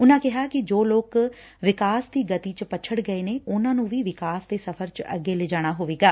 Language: Punjabi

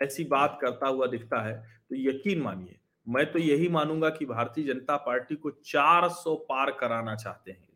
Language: Hindi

